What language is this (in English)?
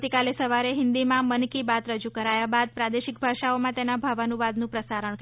Gujarati